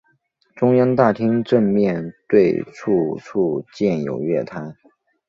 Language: Chinese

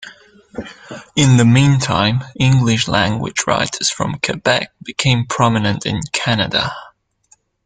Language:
English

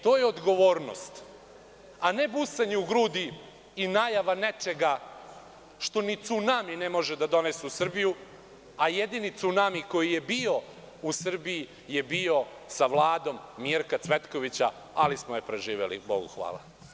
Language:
Serbian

